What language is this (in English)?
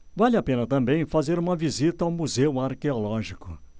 Portuguese